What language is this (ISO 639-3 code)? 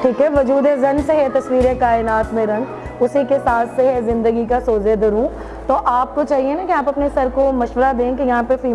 urd